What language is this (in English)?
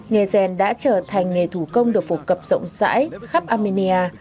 Vietnamese